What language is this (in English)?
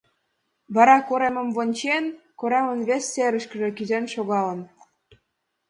Mari